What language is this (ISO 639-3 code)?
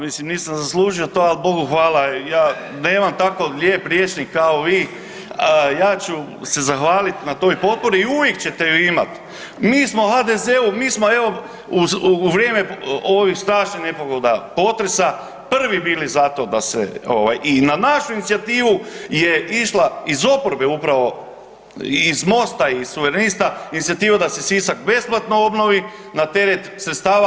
hrv